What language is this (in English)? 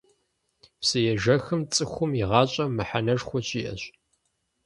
Kabardian